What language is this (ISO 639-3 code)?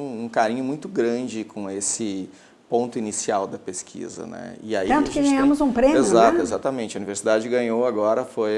por